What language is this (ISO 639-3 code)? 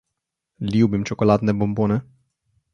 slv